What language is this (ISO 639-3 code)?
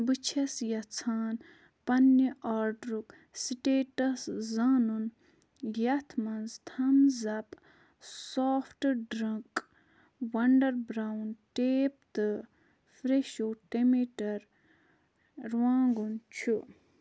kas